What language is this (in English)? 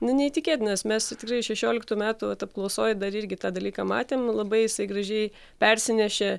Lithuanian